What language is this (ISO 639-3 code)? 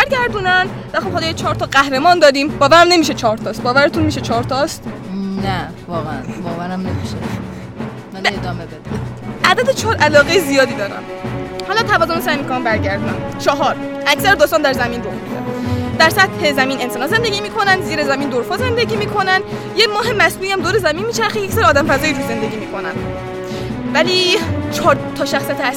fas